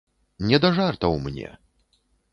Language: Belarusian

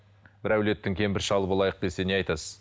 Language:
Kazakh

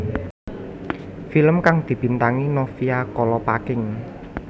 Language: Javanese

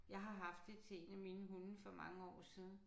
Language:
Danish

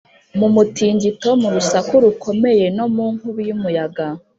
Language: Kinyarwanda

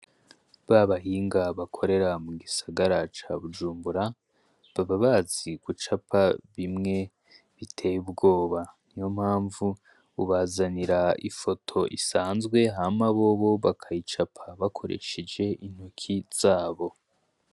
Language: Rundi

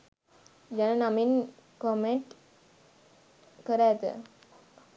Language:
Sinhala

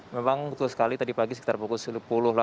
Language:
Indonesian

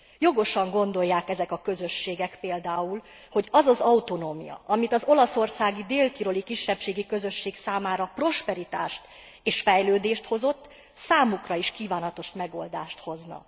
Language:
Hungarian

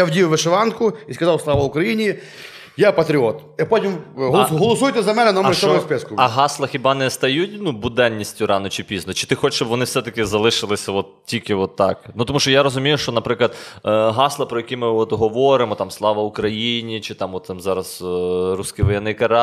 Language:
Ukrainian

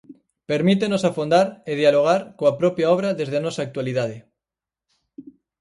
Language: Galician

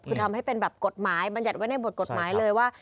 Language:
Thai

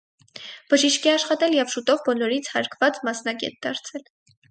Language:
Armenian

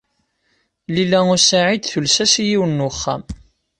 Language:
Kabyle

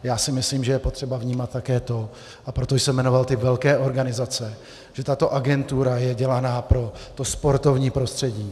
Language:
Czech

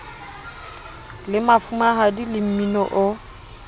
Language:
Southern Sotho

